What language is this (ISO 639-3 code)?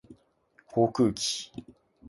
jpn